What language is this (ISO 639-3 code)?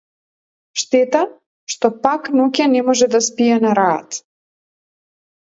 mkd